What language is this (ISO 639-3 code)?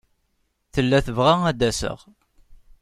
kab